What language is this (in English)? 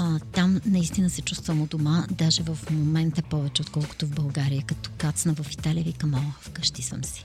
Bulgarian